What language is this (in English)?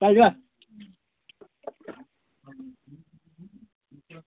Odia